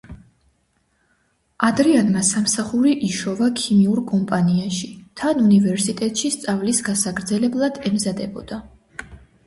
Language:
Georgian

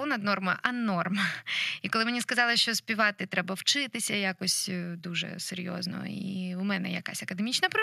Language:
Ukrainian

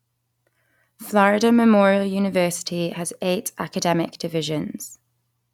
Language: English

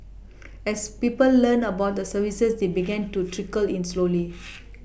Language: English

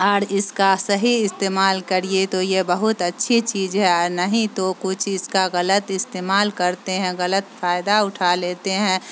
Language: Urdu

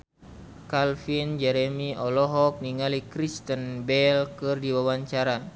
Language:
Sundanese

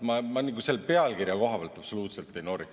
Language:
Estonian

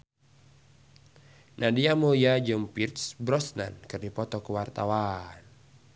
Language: Sundanese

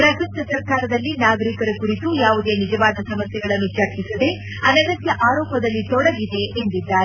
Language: Kannada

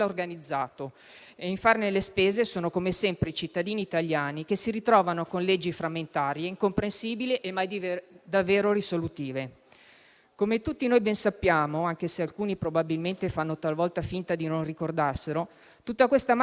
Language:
Italian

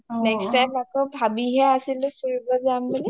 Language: Assamese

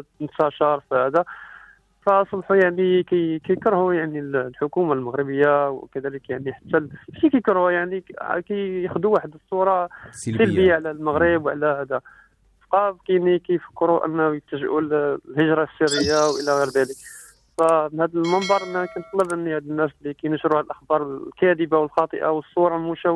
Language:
Arabic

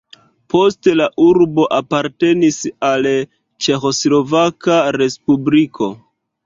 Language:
Esperanto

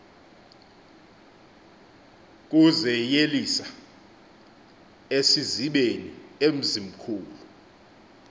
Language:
Xhosa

